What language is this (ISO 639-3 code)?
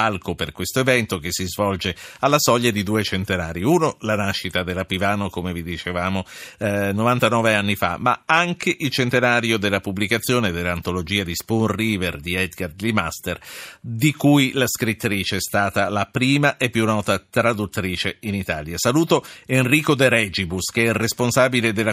ita